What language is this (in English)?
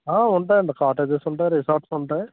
Telugu